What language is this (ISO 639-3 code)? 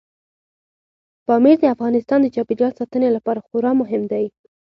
pus